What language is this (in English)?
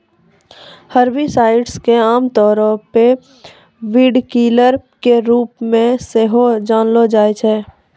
Maithili